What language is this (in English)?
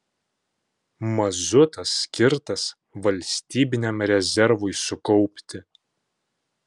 Lithuanian